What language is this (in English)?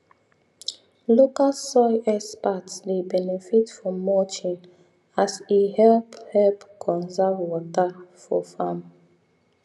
Nigerian Pidgin